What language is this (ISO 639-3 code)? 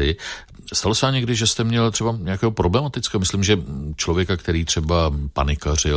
ces